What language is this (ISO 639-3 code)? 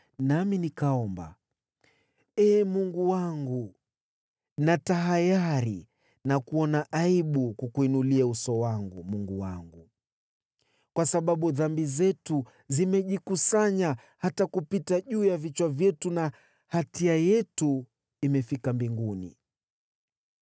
swa